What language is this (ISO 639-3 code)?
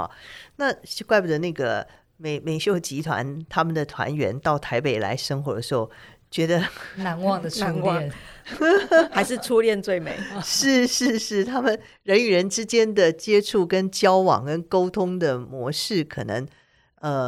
zho